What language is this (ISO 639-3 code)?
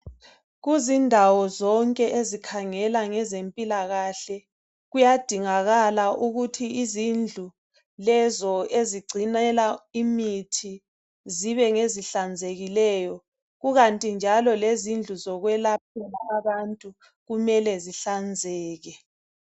nde